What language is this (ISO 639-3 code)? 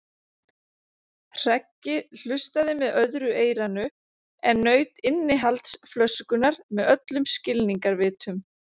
isl